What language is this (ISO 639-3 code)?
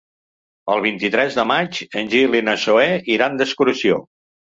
cat